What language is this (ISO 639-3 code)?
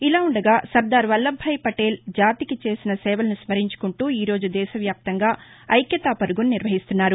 tel